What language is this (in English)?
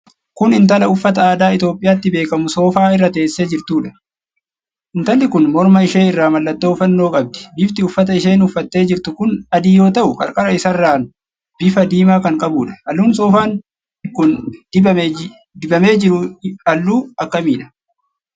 Oromo